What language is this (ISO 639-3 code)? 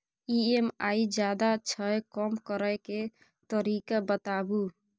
mai